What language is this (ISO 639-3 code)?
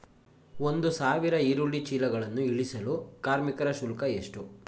kan